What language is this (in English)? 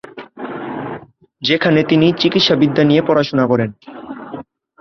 Bangla